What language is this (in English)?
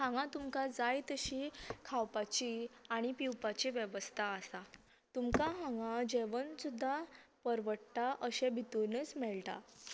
Konkani